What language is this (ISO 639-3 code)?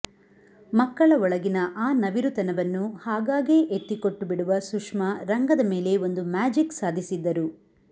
kan